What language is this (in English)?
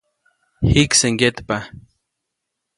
Copainalá Zoque